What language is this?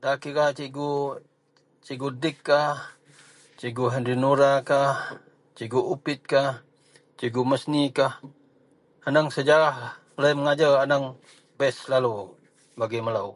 Central Melanau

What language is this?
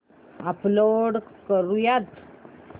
Marathi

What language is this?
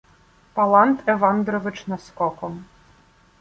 Ukrainian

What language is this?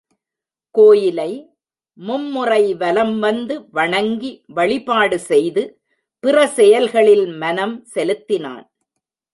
Tamil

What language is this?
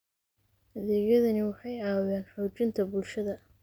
Somali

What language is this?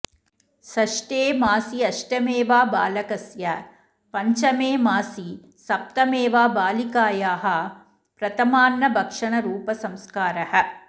Sanskrit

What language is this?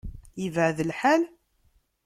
Kabyle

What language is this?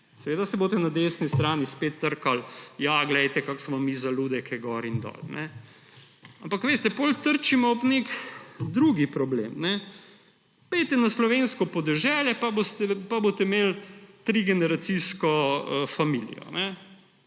Slovenian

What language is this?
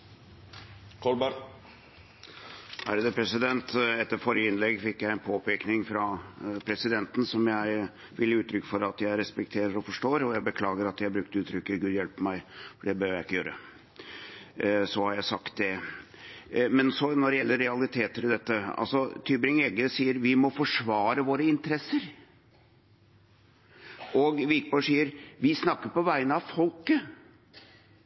Norwegian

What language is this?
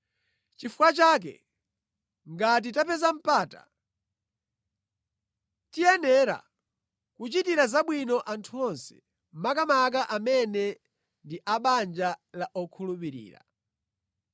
Nyanja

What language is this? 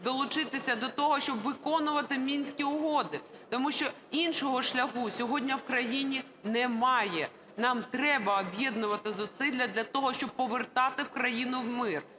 Ukrainian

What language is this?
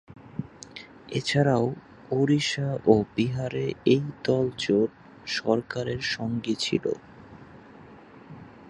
Bangla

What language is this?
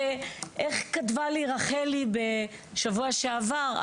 Hebrew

